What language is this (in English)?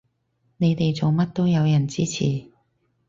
Cantonese